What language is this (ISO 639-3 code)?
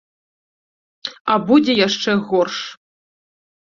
bel